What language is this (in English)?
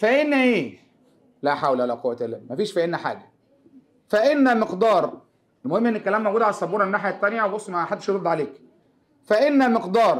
Arabic